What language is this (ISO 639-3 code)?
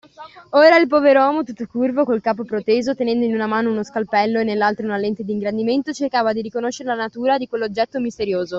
ita